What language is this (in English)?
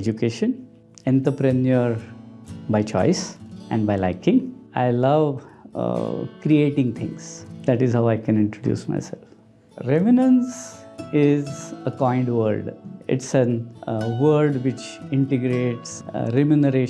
English